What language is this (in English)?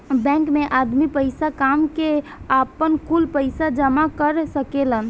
Bhojpuri